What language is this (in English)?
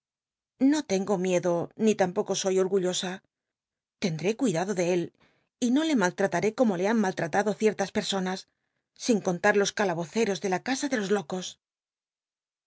Spanish